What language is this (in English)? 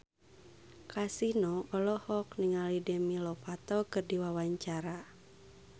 Sundanese